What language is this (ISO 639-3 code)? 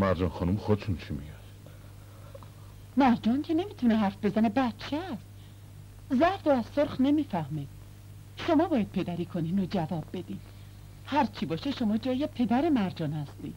fas